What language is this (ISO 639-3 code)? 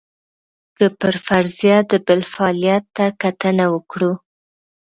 pus